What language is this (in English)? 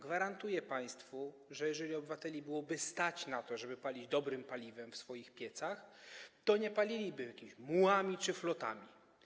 Polish